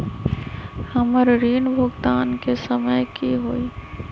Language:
Magahi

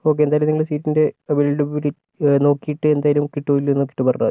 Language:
Malayalam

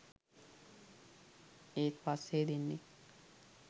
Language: Sinhala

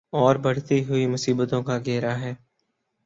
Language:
Urdu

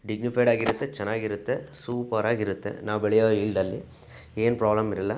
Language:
Kannada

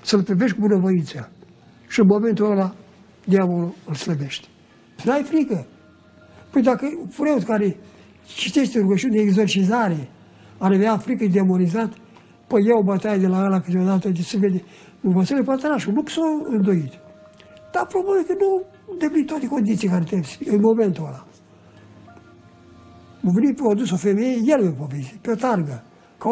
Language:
Romanian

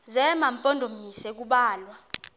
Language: Xhosa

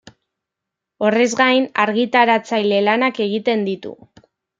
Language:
Basque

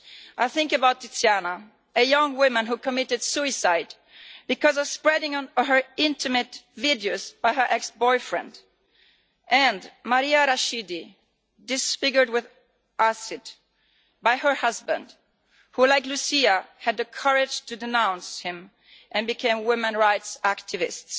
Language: English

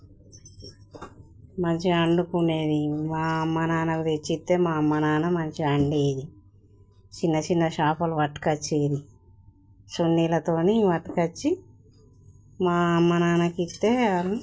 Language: Telugu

